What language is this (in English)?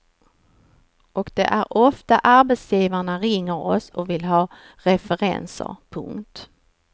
Swedish